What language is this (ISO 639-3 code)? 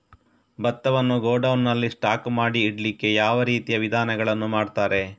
kan